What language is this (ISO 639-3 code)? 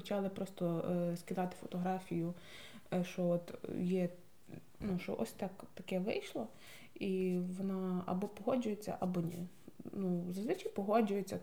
ukr